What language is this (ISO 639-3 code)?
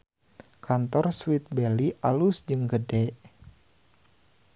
sun